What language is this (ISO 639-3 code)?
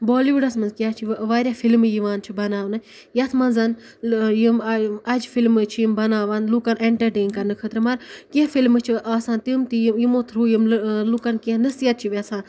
kas